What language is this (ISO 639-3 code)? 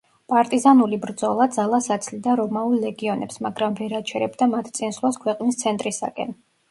kat